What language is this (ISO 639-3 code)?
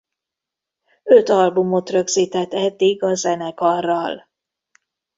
hun